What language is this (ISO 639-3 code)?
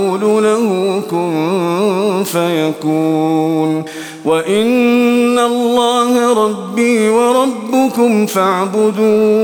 ara